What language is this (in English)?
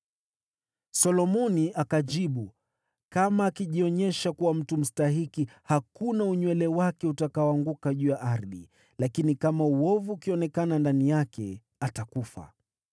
Swahili